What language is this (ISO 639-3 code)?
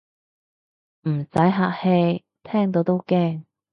yue